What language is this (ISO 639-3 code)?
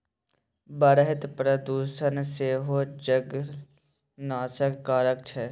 mai